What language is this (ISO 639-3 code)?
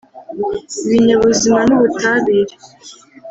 kin